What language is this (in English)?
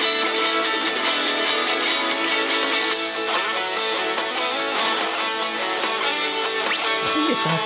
Japanese